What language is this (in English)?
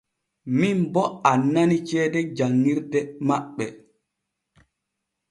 Borgu Fulfulde